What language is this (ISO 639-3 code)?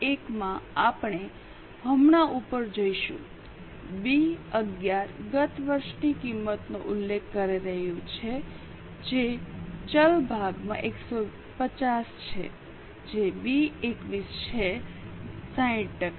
guj